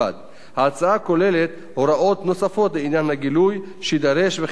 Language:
Hebrew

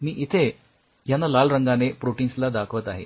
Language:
Marathi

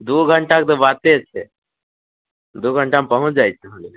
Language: Maithili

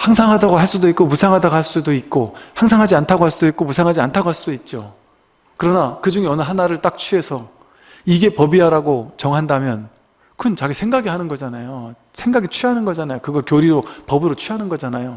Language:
Korean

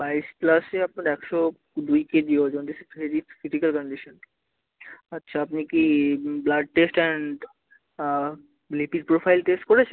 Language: Bangla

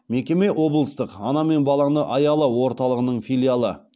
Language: Kazakh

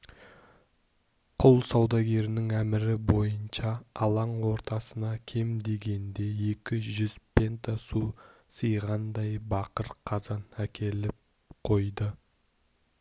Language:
Kazakh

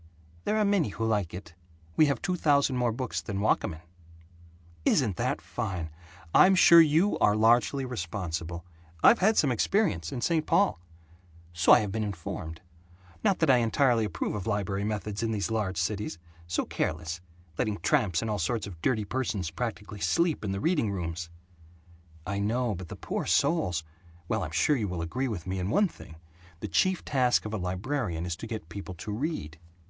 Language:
English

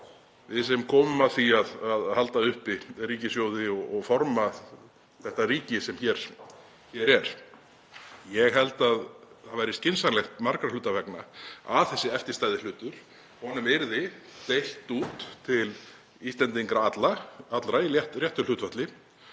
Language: Icelandic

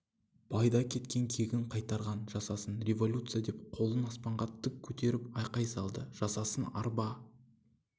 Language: Kazakh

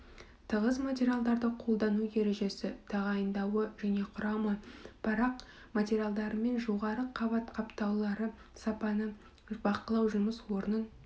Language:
Kazakh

